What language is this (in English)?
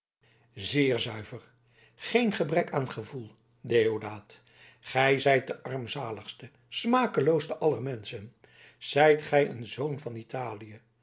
Dutch